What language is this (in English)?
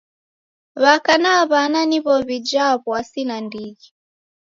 Taita